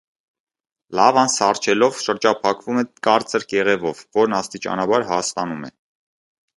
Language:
Armenian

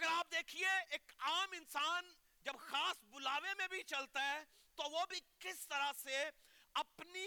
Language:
Urdu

